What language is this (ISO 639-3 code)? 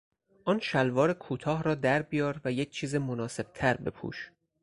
fas